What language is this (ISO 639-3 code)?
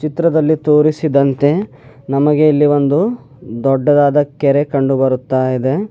kan